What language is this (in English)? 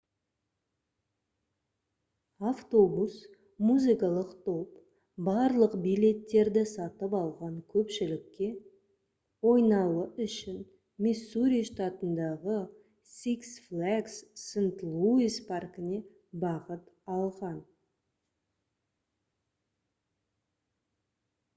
Kazakh